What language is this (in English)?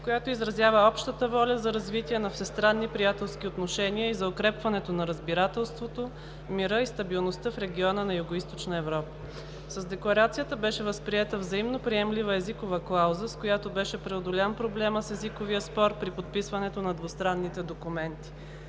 Bulgarian